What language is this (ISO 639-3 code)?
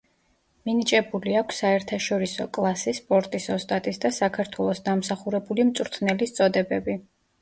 kat